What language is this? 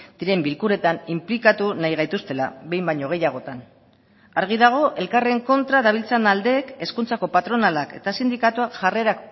Basque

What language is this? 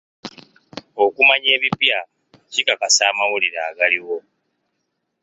Ganda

